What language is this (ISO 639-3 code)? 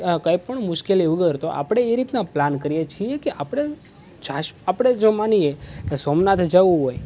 guj